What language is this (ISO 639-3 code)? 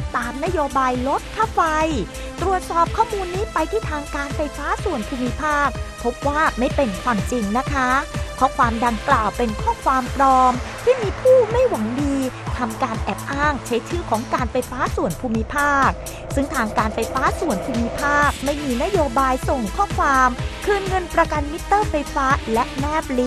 tha